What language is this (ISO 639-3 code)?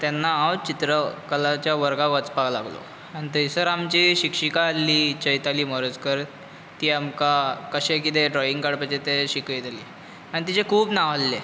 kok